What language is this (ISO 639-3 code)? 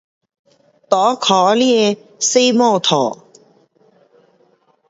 cpx